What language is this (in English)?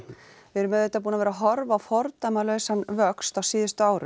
Icelandic